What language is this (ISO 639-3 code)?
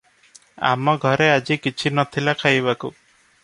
ori